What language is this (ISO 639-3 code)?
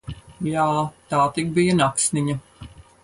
lav